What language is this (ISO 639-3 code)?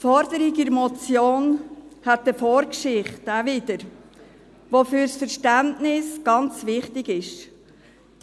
gsw